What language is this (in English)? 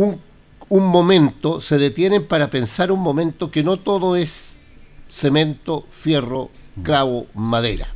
Spanish